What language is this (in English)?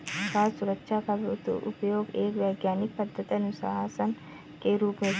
Hindi